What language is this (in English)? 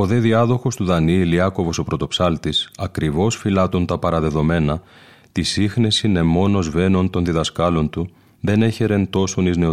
Greek